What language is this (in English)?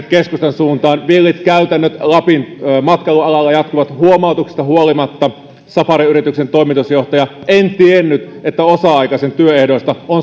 Finnish